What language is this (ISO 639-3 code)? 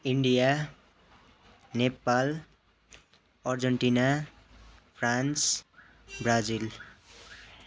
nep